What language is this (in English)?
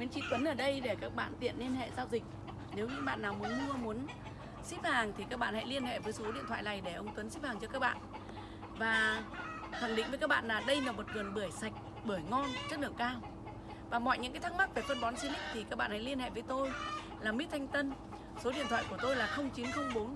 Vietnamese